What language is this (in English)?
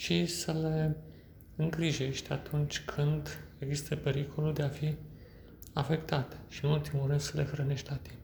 Romanian